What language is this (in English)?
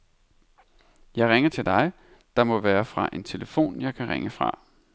Danish